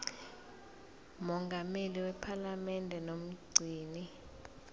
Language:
Zulu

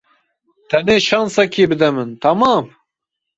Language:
Kurdish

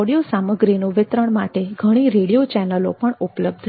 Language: Gujarati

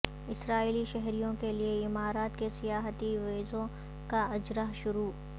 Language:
Urdu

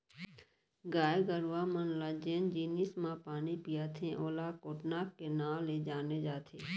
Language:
Chhattisgarhi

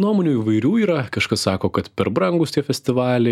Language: Lithuanian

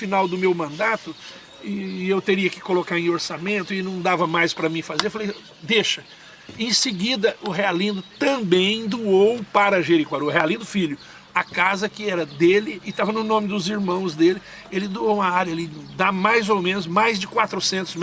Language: Portuguese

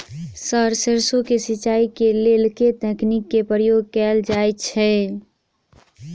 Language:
Maithili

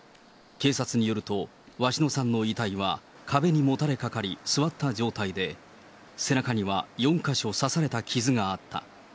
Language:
Japanese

